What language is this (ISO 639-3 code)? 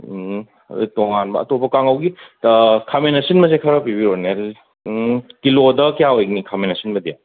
mni